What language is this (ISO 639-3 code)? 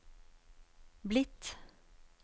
nor